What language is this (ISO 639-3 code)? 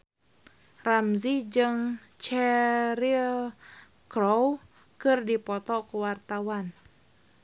sun